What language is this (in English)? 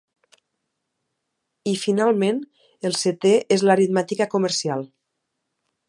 Catalan